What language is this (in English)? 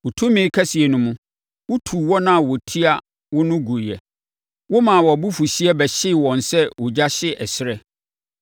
Akan